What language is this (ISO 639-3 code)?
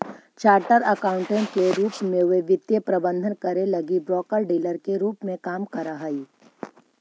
mag